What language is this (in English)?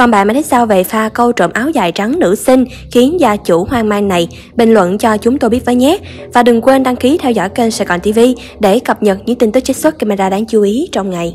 Vietnamese